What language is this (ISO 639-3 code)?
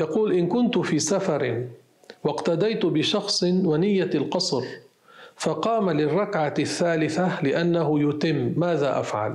ara